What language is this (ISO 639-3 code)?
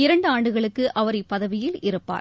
tam